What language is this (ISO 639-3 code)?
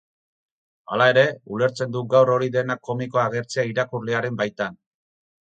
eus